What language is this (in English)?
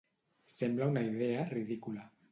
Catalan